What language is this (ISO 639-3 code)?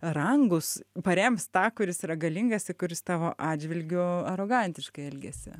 lit